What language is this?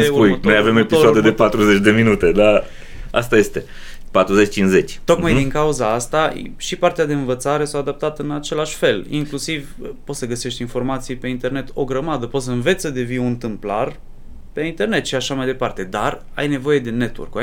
Romanian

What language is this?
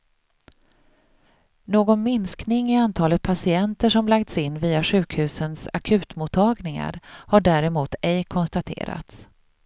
Swedish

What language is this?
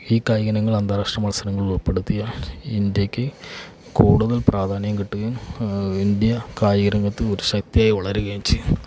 Malayalam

